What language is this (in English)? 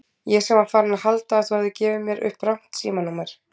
Icelandic